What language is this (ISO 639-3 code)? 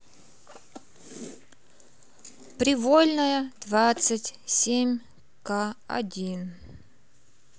rus